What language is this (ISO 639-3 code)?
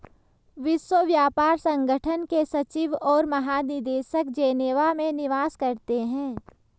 hin